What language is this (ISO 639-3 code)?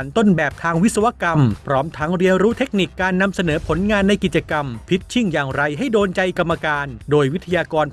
tha